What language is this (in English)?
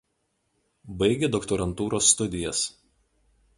Lithuanian